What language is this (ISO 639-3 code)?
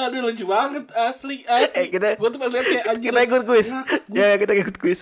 ind